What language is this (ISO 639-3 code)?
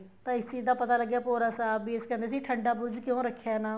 pan